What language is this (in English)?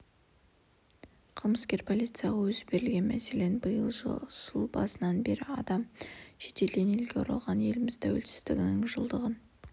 Kazakh